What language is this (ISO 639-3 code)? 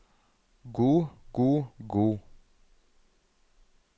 nor